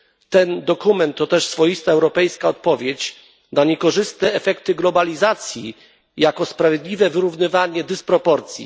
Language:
Polish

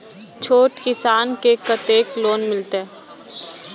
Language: Maithili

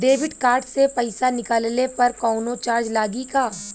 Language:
Bhojpuri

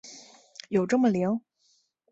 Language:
Chinese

